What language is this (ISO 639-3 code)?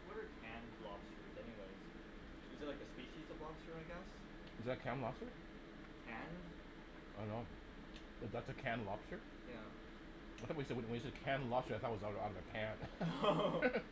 eng